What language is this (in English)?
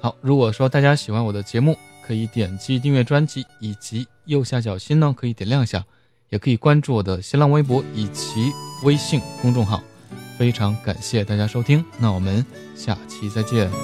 Chinese